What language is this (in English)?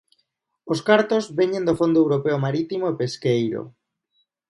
Galician